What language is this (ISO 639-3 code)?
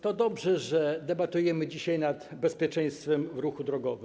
pol